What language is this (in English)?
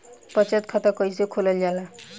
Bhojpuri